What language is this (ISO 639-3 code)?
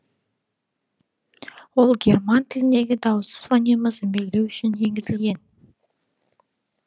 kaz